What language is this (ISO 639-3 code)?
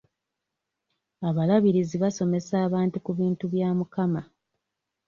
lug